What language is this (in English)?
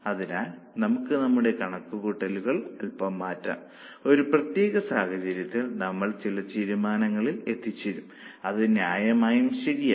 Malayalam